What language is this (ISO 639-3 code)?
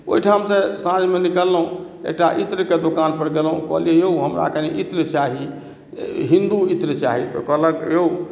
mai